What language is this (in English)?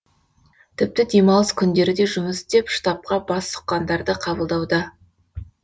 Kazakh